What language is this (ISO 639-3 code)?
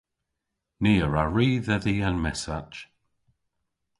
cor